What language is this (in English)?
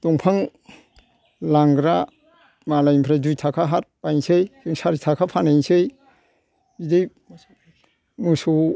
Bodo